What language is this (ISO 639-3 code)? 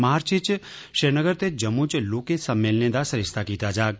doi